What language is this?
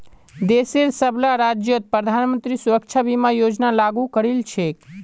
Magahi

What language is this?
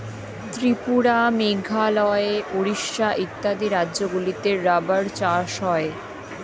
Bangla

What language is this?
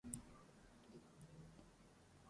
Urdu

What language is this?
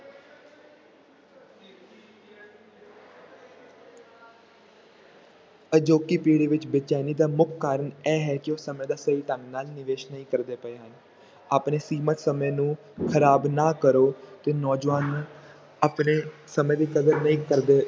Punjabi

